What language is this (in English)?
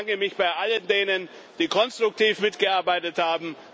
German